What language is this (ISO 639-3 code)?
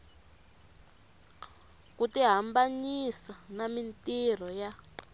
tso